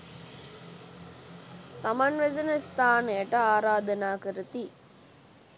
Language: Sinhala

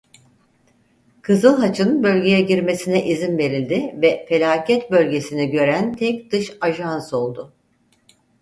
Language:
Turkish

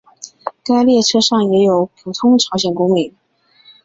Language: Chinese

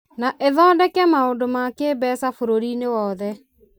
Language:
Kikuyu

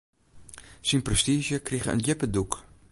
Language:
Western Frisian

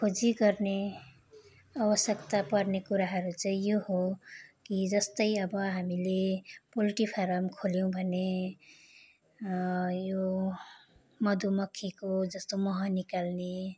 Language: Nepali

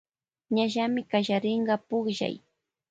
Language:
Loja Highland Quichua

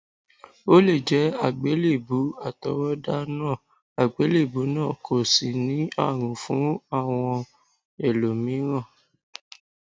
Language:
Yoruba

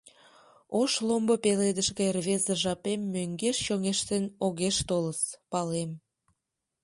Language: Mari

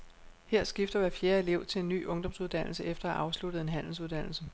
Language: Danish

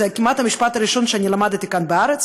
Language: Hebrew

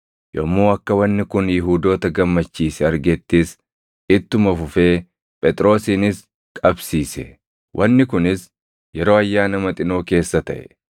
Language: Oromo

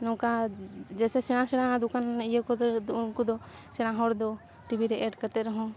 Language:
Santali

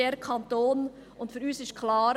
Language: Swiss German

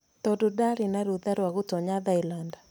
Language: Kikuyu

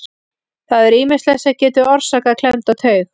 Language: Icelandic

